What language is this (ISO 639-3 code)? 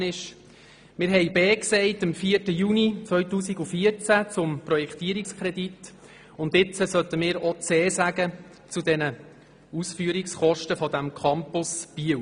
gsw